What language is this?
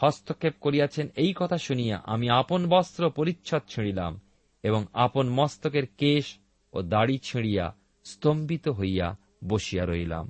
Bangla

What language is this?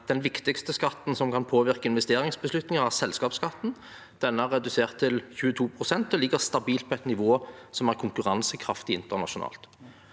Norwegian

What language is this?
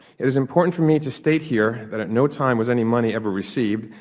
English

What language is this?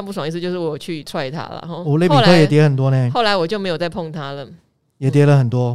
Chinese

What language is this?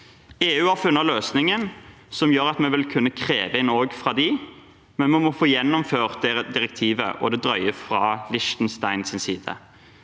Norwegian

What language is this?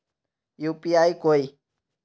Magahi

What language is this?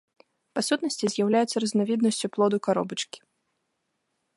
Belarusian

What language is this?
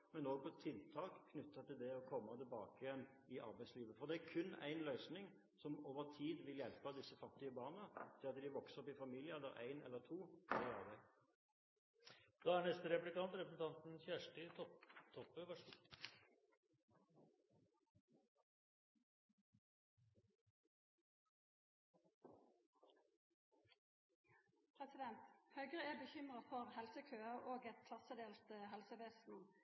Norwegian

